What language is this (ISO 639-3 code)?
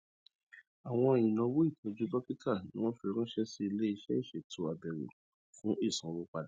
yor